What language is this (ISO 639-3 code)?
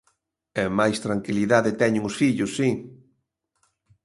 glg